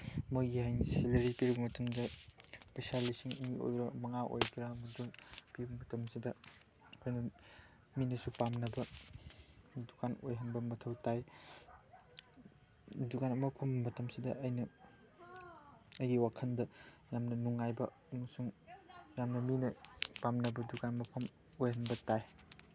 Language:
Manipuri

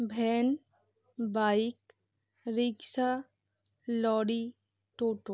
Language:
Bangla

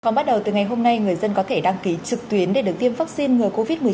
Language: Vietnamese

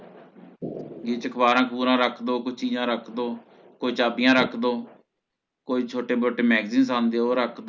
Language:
Punjabi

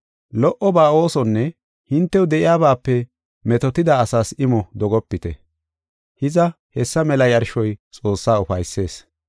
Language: Gofa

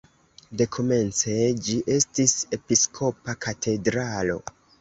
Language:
Esperanto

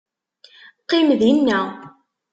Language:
Kabyle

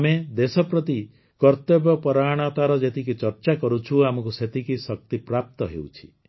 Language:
Odia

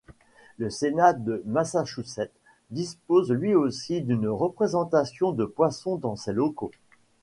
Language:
French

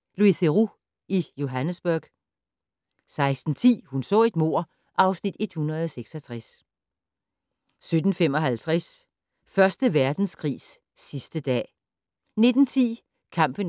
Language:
Danish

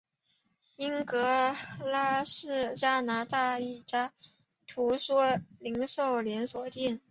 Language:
Chinese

